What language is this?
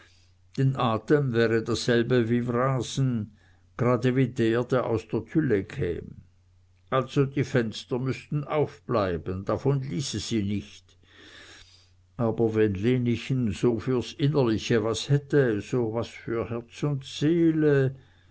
German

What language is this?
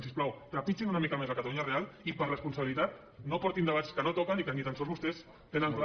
Catalan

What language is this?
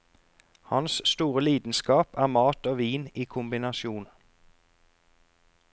Norwegian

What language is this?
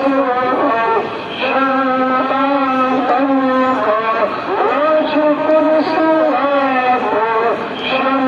Arabic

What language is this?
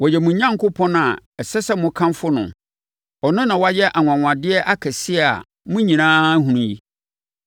Akan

